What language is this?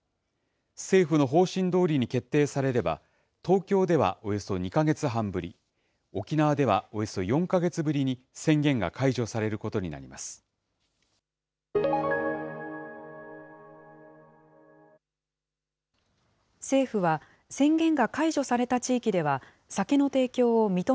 Japanese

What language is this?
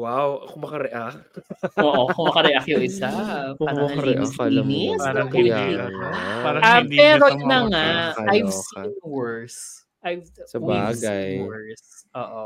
Filipino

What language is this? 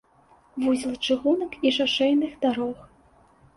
Belarusian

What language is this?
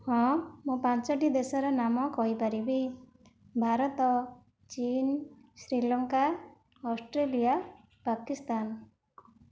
Odia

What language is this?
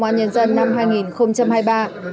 Vietnamese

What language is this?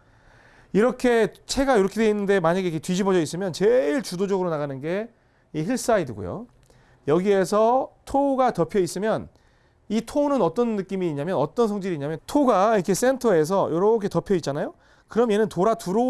Korean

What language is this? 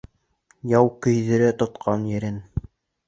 Bashkir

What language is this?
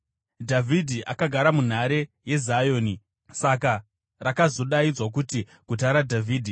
Shona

